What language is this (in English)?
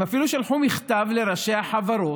Hebrew